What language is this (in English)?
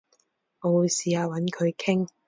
Cantonese